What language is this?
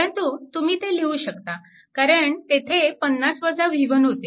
Marathi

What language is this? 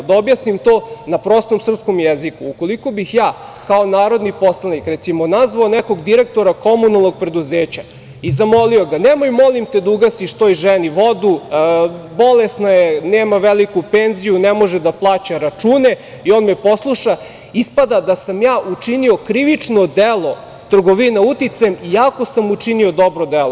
Serbian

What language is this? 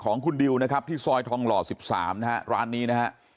Thai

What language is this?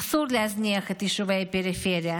Hebrew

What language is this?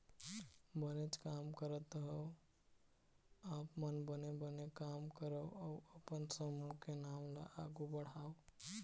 Chhattisgarhi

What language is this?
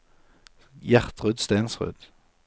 Norwegian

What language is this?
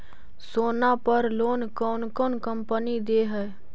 Magahi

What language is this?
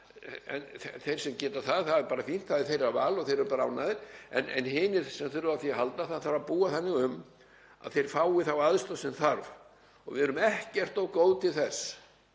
Icelandic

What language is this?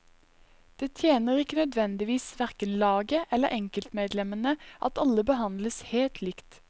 Norwegian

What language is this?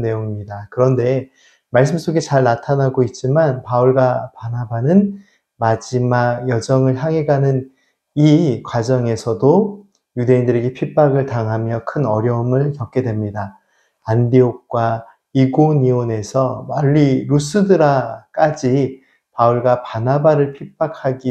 Korean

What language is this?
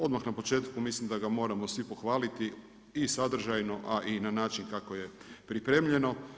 Croatian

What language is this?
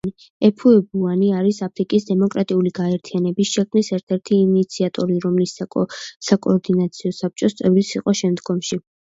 Georgian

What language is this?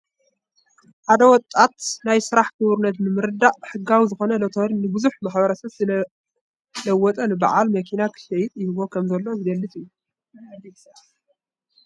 Tigrinya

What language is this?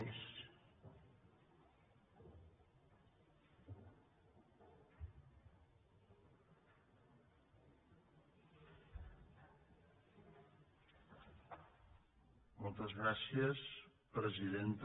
Catalan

